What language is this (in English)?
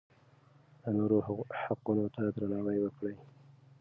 Pashto